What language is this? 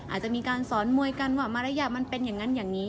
Thai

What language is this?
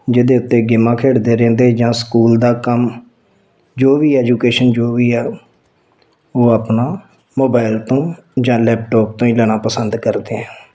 Punjabi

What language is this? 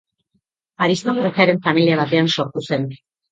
Basque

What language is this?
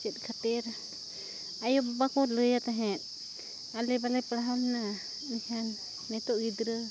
Santali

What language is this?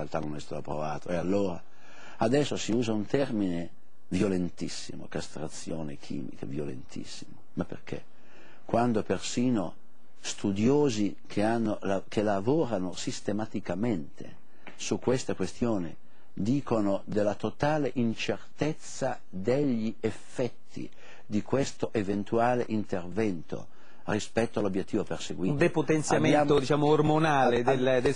Italian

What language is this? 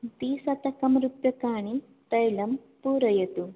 Sanskrit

